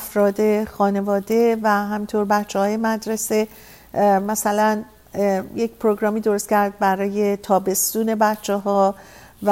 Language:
Persian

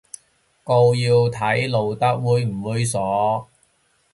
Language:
Cantonese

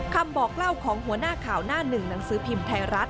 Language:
Thai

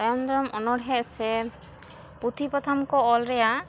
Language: Santali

